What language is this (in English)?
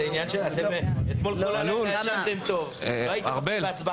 Hebrew